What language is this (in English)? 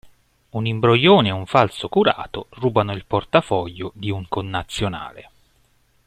Italian